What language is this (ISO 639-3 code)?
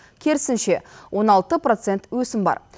kaz